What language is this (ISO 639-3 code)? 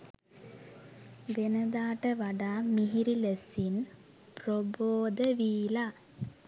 sin